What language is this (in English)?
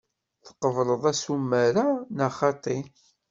Kabyle